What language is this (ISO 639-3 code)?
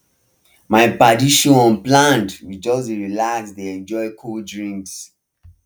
pcm